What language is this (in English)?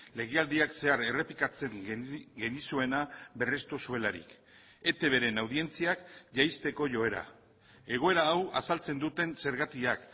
Basque